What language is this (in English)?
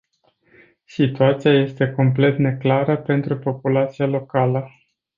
Romanian